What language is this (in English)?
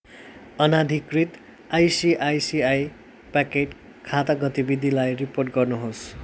Nepali